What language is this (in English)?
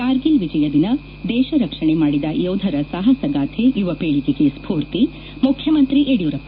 Kannada